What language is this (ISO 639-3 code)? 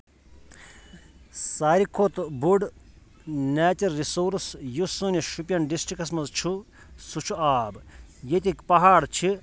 kas